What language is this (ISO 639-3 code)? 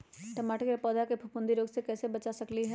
mag